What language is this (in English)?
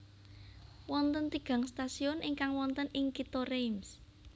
Javanese